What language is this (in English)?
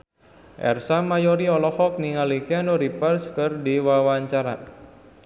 Sundanese